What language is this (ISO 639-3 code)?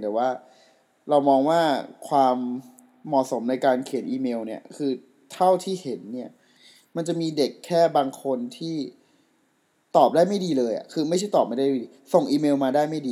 tha